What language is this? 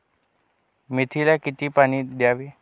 Marathi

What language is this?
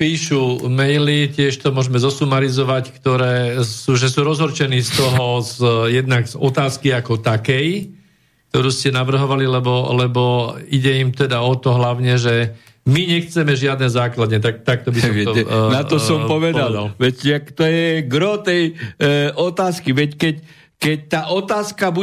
Slovak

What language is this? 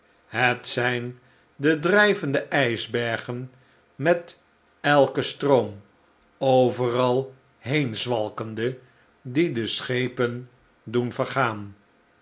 Dutch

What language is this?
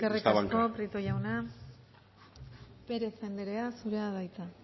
Basque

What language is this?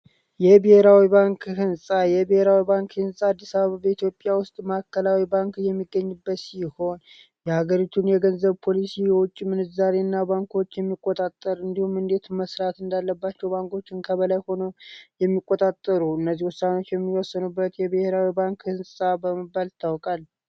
Amharic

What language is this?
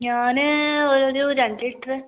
Malayalam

